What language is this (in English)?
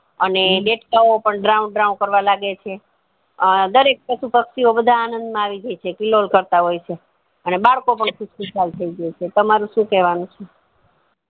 Gujarati